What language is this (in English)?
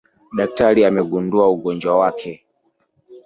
Swahili